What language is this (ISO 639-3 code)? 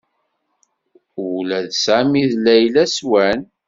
kab